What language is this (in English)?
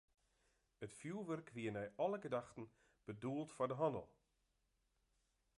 Western Frisian